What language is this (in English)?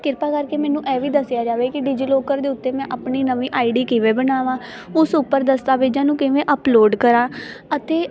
Punjabi